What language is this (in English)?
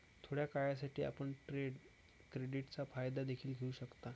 Marathi